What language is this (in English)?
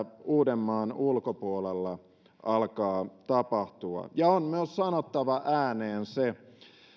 Finnish